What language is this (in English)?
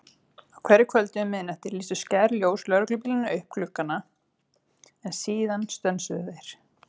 Icelandic